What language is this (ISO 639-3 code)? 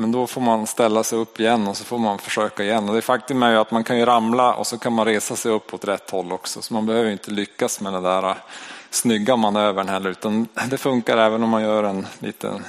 swe